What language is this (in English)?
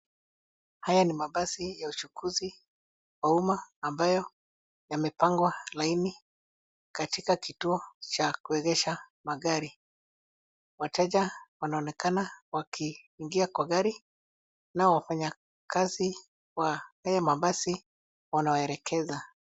Swahili